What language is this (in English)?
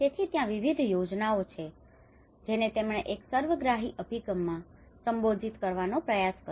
Gujarati